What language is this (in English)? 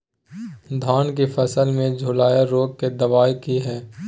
Maithili